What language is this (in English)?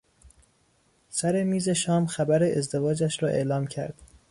Persian